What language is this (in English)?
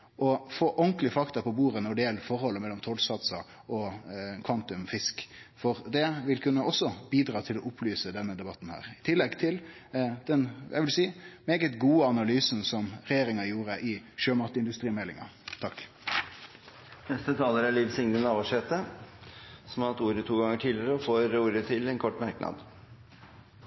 Norwegian